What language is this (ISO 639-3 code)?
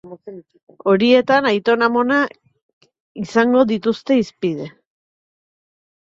eus